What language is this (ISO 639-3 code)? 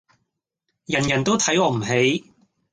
yue